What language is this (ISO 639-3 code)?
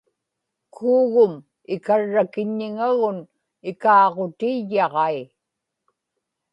ipk